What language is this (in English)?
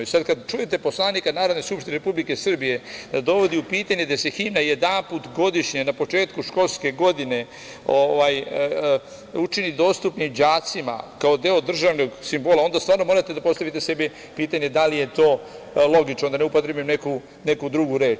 Serbian